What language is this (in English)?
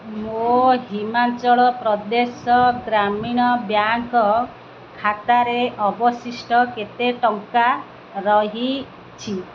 Odia